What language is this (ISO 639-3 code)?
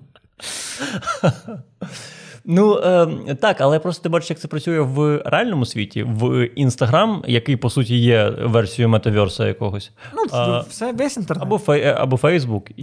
ukr